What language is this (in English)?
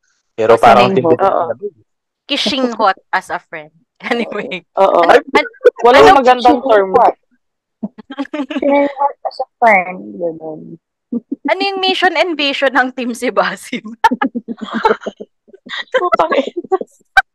Filipino